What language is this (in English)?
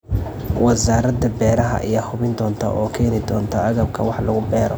Somali